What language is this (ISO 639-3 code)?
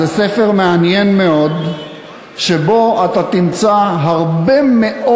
heb